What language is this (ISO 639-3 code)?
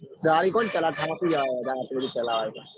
guj